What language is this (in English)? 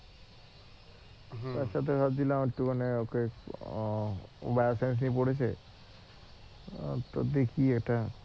Bangla